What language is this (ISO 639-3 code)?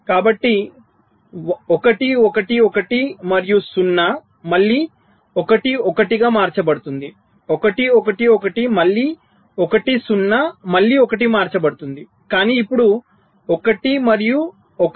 tel